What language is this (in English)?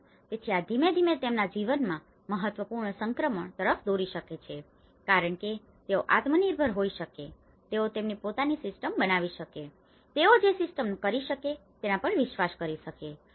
Gujarati